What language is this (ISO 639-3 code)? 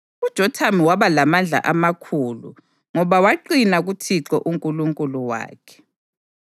nde